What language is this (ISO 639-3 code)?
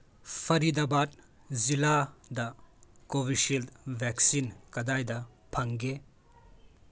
mni